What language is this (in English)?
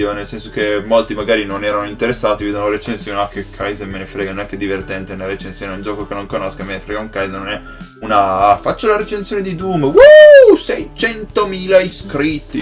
Italian